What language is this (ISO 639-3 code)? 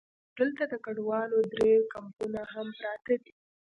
pus